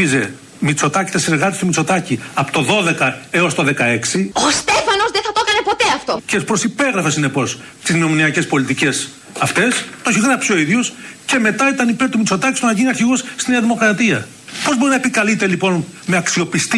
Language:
Greek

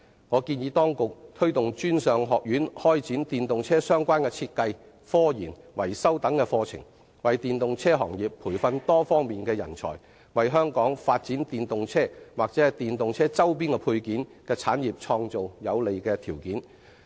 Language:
Cantonese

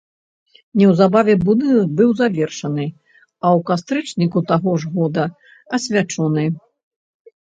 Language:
Belarusian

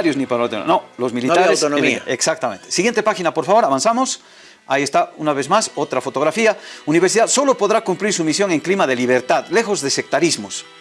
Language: Spanish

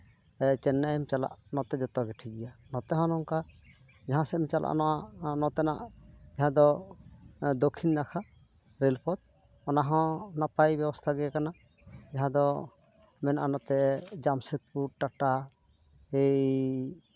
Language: Santali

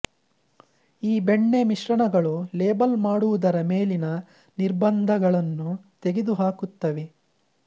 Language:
Kannada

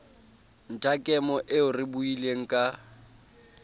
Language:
Southern Sotho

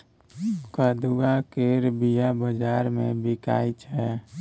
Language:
Maithili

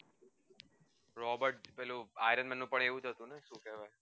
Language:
Gujarati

